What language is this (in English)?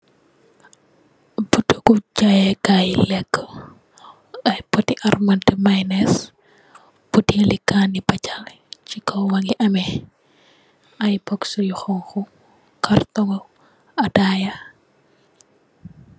Wolof